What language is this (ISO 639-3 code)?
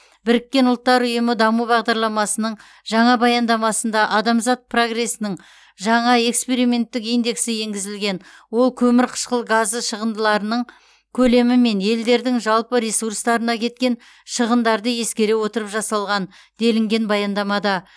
kaz